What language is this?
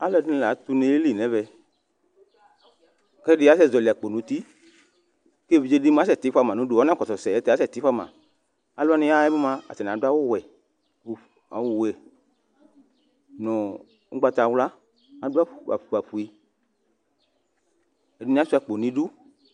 Ikposo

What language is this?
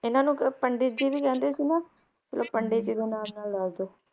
Punjabi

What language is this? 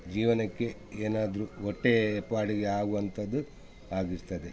Kannada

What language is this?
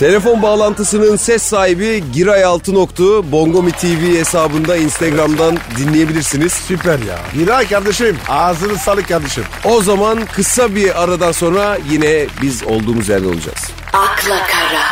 Turkish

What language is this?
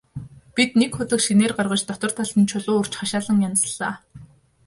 Mongolian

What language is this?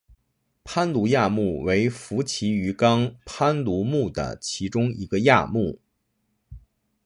Chinese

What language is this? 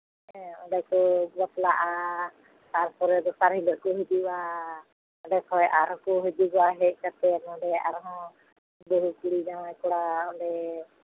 Santali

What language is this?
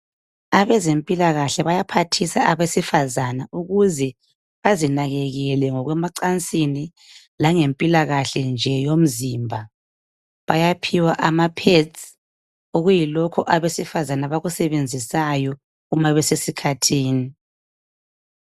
North Ndebele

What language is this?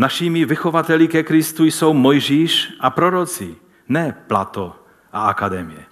Czech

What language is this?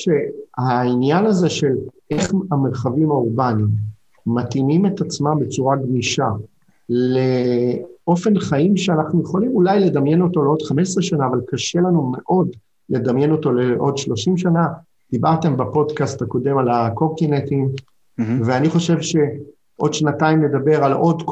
Hebrew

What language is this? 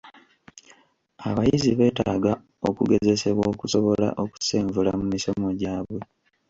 Ganda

